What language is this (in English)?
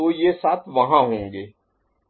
Hindi